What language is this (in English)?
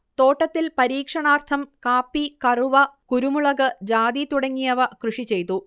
Malayalam